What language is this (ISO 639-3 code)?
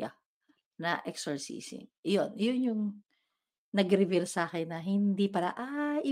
fil